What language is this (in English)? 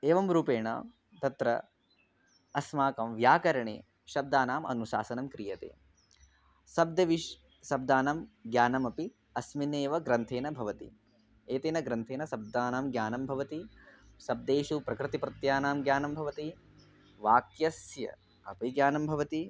Sanskrit